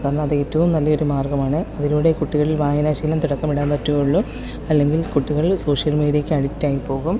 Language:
Malayalam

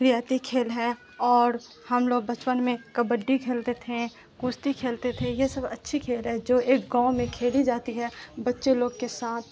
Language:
Urdu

